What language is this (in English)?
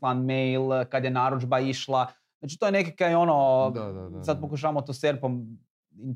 Croatian